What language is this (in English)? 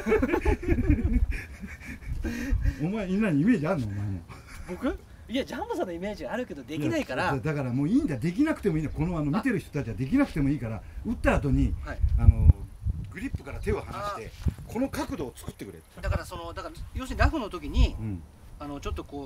Japanese